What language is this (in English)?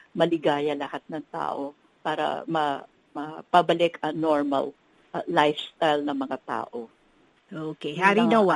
Filipino